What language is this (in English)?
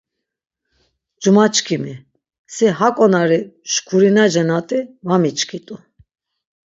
Laz